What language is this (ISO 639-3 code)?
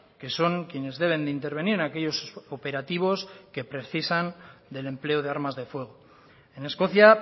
spa